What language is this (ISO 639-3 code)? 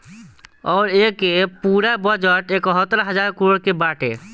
bho